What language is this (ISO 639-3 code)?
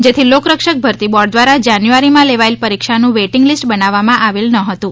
guj